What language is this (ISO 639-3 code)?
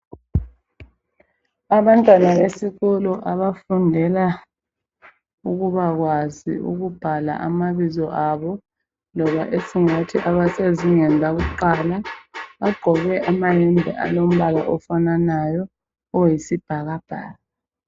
nde